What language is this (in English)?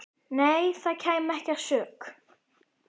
Icelandic